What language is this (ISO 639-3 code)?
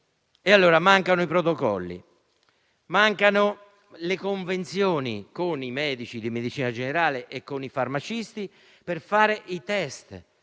ita